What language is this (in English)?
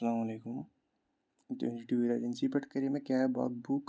Kashmiri